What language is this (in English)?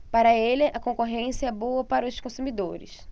Portuguese